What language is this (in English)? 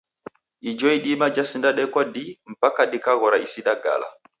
Taita